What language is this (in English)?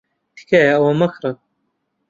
Central Kurdish